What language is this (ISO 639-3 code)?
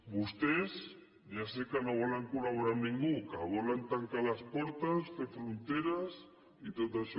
cat